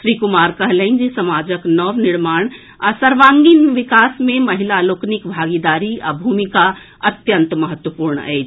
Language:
Maithili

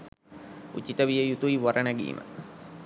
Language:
Sinhala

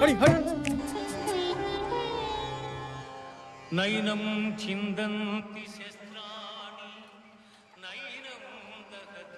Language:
Telugu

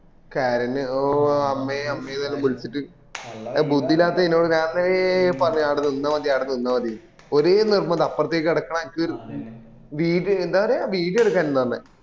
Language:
Malayalam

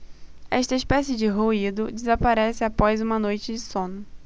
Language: Portuguese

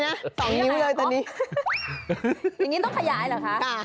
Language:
Thai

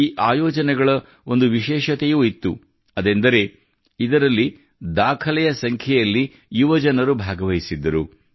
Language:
Kannada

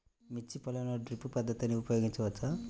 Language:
Telugu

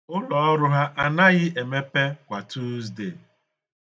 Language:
Igbo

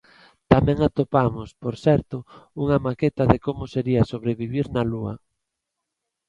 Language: Galician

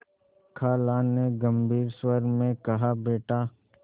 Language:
Hindi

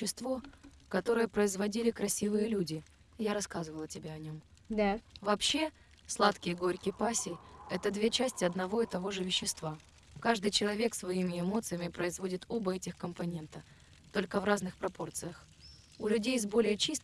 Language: Russian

